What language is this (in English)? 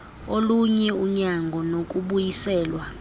Xhosa